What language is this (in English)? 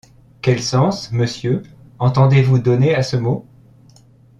French